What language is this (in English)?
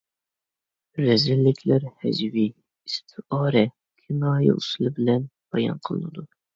Uyghur